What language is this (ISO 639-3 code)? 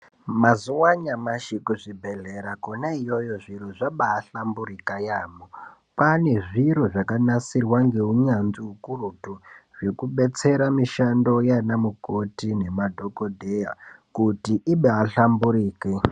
ndc